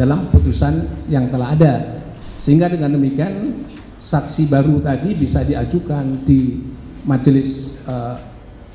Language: Indonesian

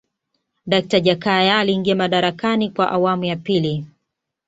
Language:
Swahili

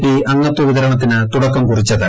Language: Malayalam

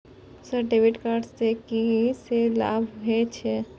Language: Maithili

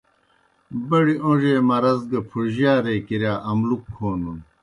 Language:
Kohistani Shina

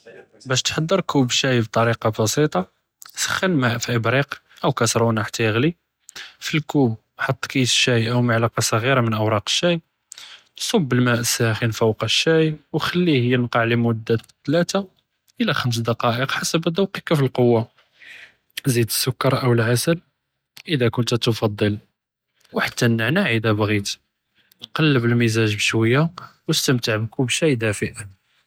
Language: Judeo-Arabic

